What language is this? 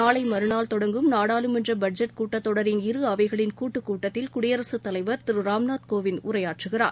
Tamil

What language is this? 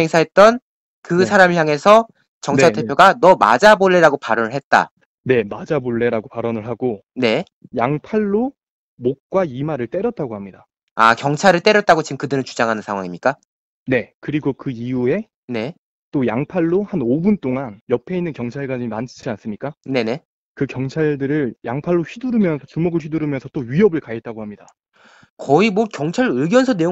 Korean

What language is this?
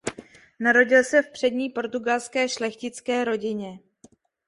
Czech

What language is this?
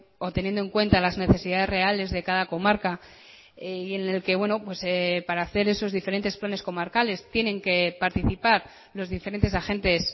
Spanish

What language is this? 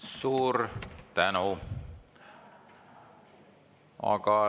Estonian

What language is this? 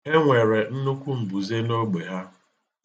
Igbo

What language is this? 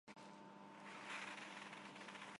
Armenian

